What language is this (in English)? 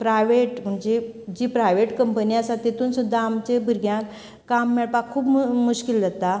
Konkani